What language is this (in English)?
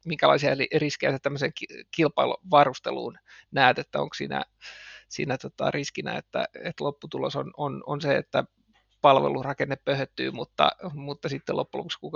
Finnish